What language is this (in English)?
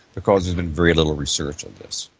English